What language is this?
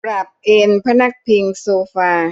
Thai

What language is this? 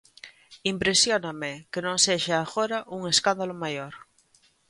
Galician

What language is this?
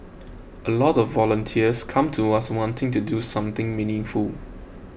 English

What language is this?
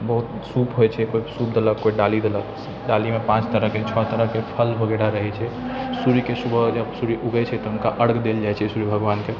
Maithili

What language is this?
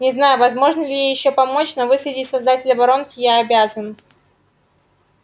Russian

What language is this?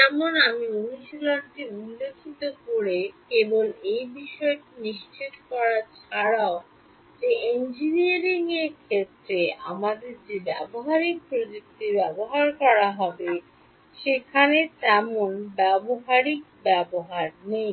Bangla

